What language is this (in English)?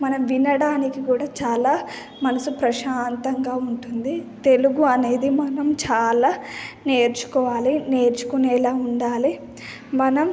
Telugu